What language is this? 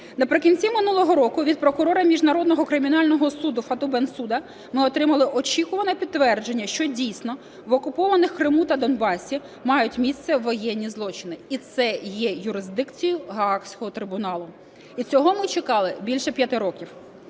Ukrainian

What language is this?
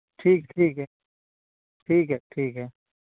Urdu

